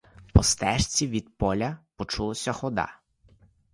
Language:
Ukrainian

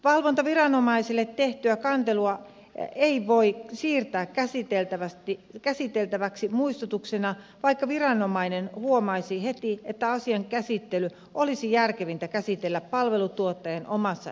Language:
Finnish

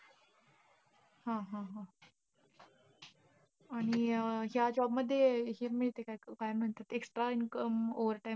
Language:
Marathi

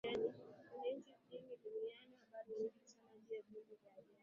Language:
Swahili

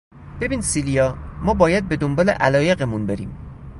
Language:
Persian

